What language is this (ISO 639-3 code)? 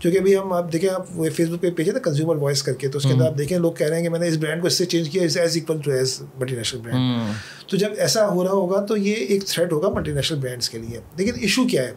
urd